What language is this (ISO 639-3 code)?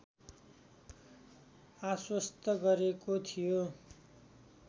nep